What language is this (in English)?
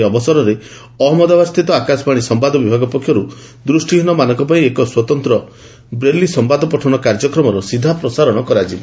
Odia